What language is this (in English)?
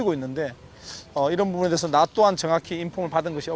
Indonesian